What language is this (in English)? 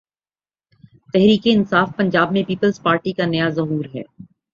Urdu